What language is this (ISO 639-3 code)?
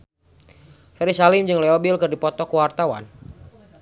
sun